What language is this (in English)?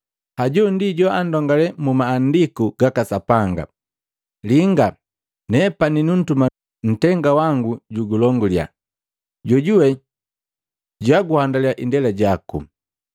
Matengo